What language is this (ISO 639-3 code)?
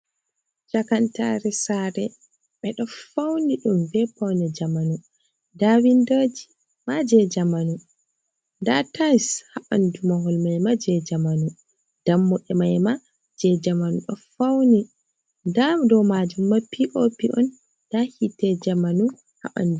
ful